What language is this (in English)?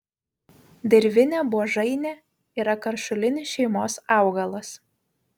Lithuanian